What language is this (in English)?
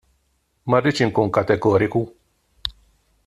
Maltese